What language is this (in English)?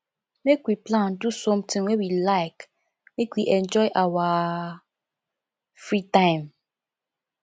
Nigerian Pidgin